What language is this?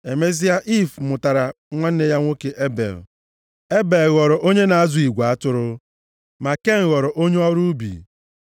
Igbo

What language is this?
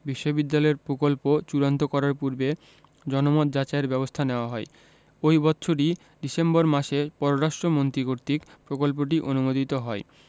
Bangla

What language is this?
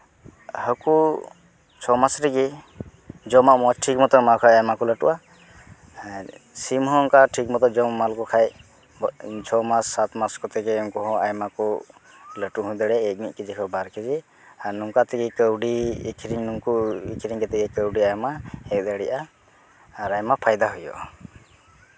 Santali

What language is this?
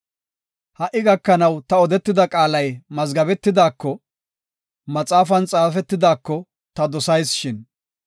Gofa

